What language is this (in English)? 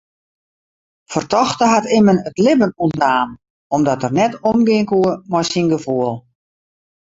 Western Frisian